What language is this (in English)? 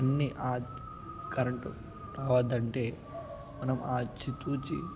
Telugu